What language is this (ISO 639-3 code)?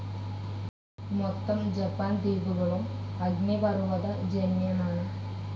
mal